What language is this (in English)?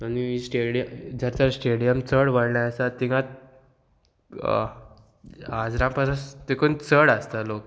Konkani